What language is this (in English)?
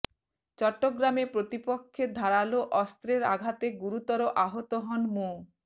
Bangla